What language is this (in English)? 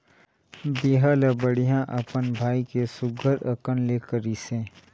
Chhattisgarhi